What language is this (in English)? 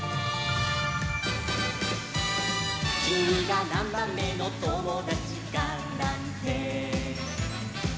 Japanese